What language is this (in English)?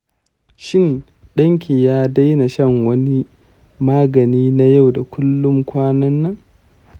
Hausa